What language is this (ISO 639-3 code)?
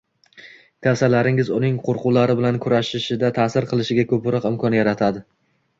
uzb